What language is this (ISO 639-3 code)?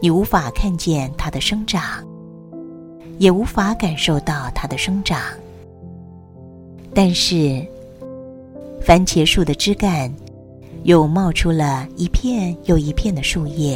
zho